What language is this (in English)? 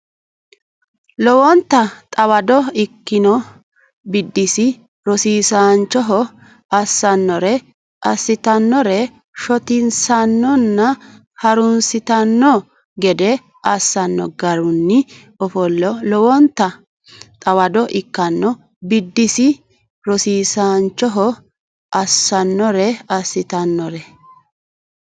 Sidamo